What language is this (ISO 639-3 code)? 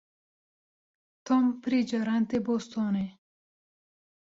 kur